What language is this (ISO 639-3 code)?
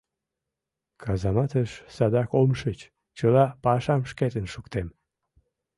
chm